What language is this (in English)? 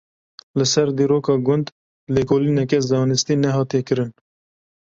Kurdish